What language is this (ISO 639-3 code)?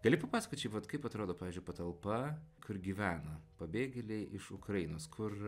lit